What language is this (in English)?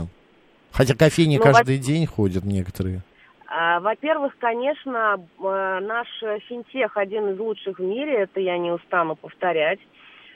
Russian